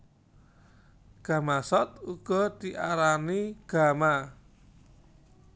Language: Javanese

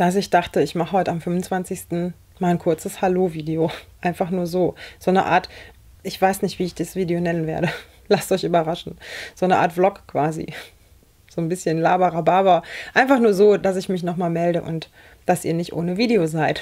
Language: German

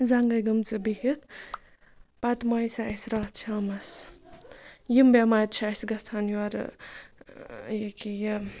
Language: Kashmiri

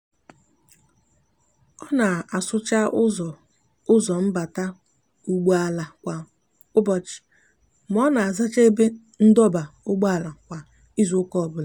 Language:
Igbo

